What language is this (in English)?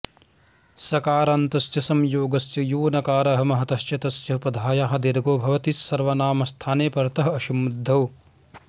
Sanskrit